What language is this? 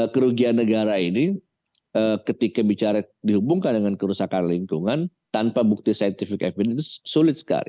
Indonesian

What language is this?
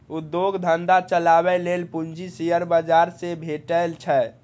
Maithili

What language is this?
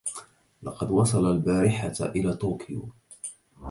Arabic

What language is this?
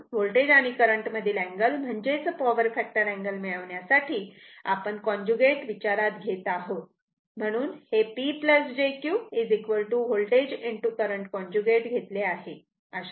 Marathi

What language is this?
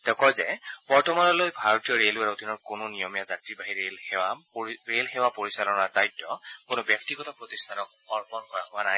Assamese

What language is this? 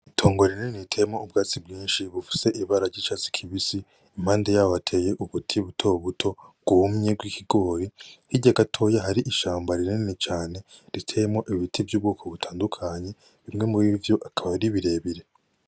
Rundi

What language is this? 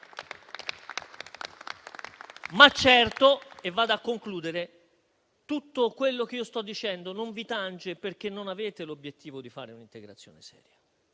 Italian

